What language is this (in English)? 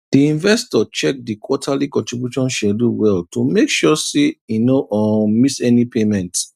Nigerian Pidgin